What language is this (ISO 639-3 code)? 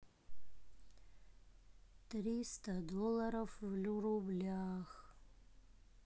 rus